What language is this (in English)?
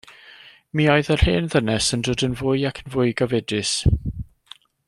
Welsh